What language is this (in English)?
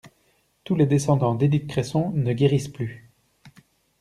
French